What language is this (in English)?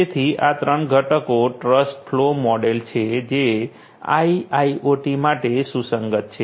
Gujarati